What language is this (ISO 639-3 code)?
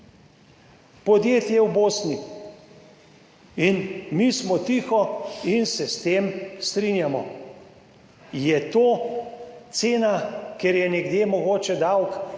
slv